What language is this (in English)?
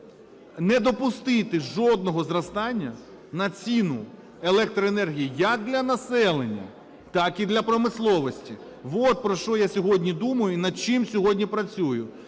Ukrainian